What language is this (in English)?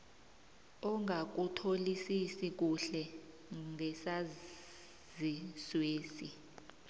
South Ndebele